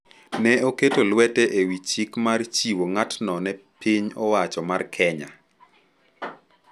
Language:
Luo (Kenya and Tanzania)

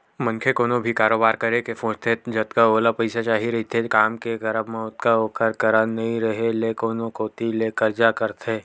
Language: Chhattisgarhi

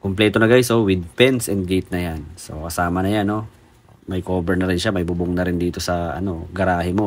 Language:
Filipino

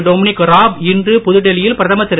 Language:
Tamil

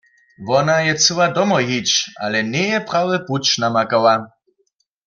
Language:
Upper Sorbian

